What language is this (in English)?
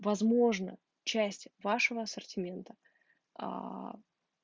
Russian